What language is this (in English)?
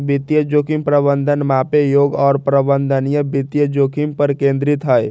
Magahi